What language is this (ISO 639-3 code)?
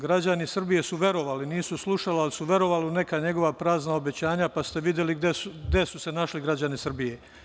srp